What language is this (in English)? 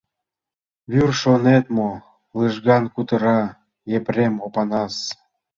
Mari